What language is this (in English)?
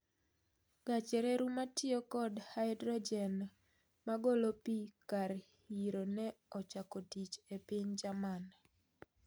Luo (Kenya and Tanzania)